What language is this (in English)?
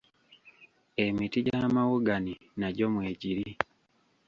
Ganda